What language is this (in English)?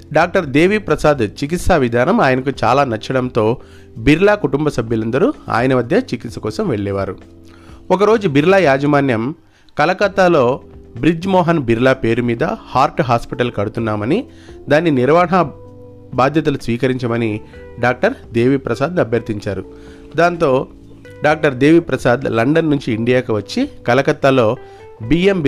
Telugu